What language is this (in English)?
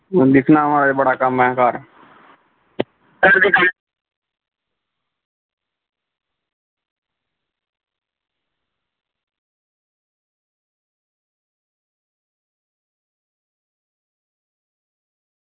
Dogri